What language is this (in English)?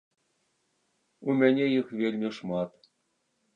Belarusian